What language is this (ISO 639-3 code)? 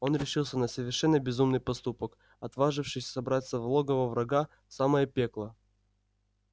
rus